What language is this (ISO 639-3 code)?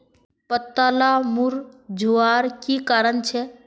mag